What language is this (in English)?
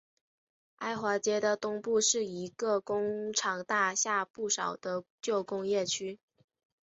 Chinese